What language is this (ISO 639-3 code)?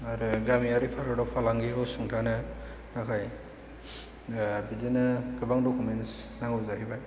brx